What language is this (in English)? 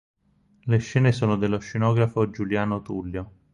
Italian